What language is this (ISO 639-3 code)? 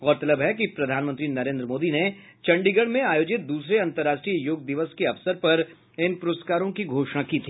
hin